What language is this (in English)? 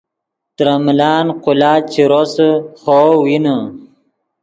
Yidgha